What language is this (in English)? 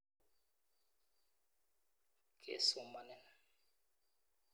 Kalenjin